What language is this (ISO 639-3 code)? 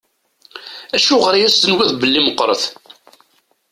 kab